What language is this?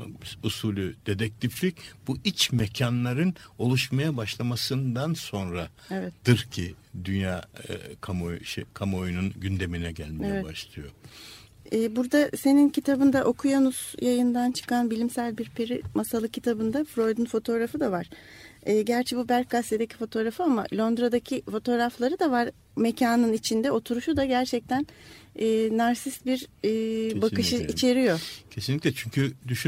Turkish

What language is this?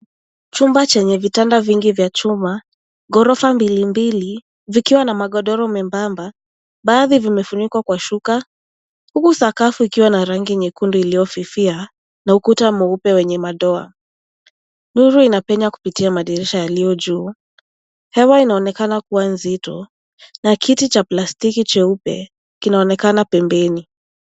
Swahili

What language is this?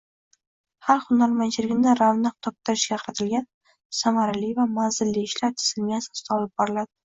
Uzbek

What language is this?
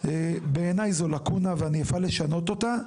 Hebrew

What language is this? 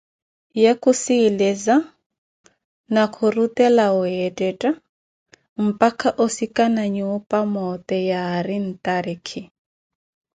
Koti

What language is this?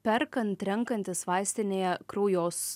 Lithuanian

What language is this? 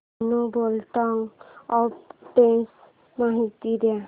Marathi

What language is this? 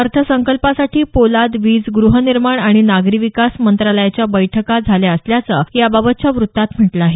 Marathi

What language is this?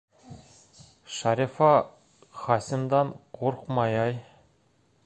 Bashkir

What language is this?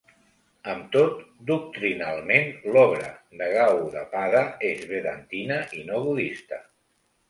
Catalan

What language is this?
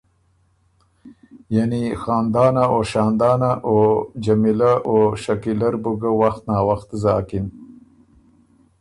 Ormuri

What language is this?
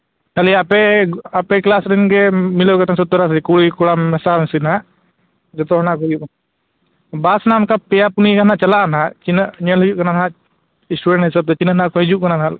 Santali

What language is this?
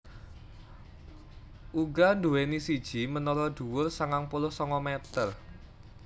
Javanese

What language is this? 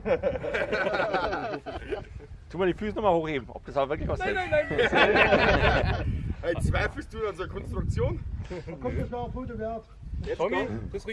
German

